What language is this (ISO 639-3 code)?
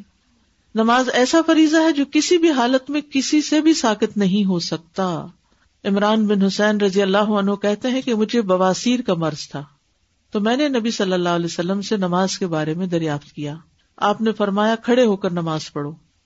urd